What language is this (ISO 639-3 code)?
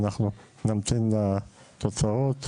heb